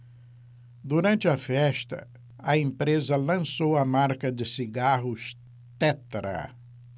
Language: Portuguese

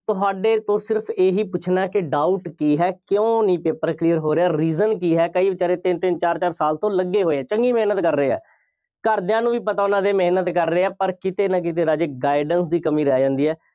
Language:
Punjabi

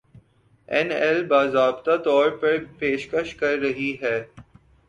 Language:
Urdu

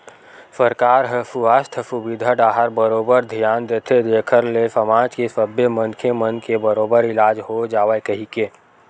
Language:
Chhattisgarhi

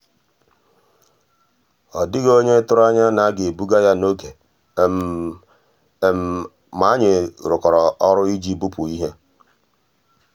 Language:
Igbo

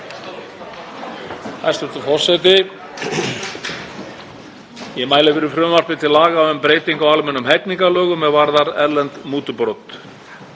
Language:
Icelandic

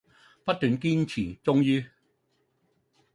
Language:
Cantonese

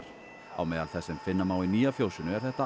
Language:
Icelandic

